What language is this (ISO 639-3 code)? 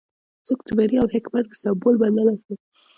pus